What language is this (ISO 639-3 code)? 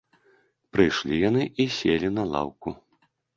bel